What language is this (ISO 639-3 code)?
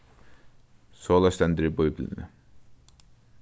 fao